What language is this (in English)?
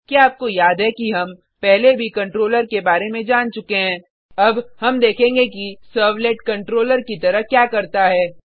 Hindi